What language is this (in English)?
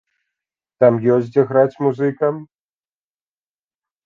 Belarusian